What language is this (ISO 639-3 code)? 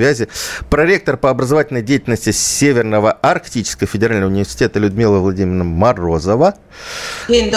rus